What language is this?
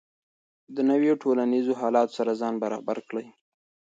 Pashto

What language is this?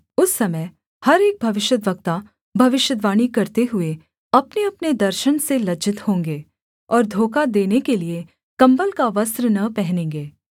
Hindi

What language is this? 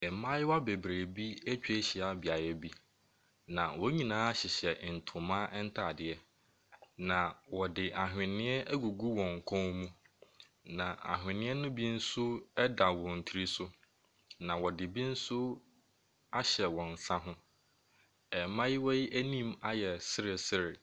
Akan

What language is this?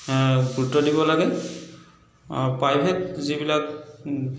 Assamese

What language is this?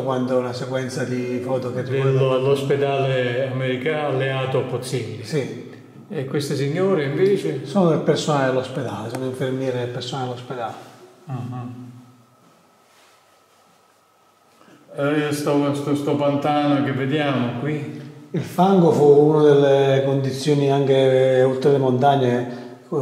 Italian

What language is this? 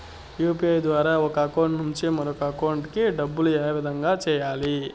Telugu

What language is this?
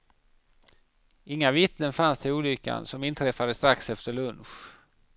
Swedish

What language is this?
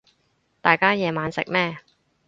Cantonese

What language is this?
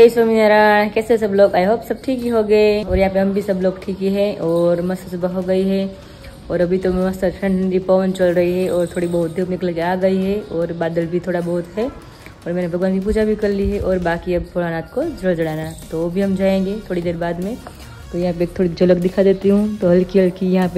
Gujarati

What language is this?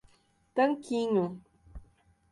Portuguese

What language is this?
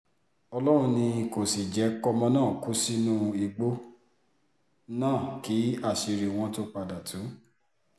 Yoruba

